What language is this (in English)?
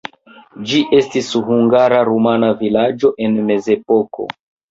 Esperanto